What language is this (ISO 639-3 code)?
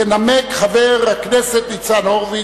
heb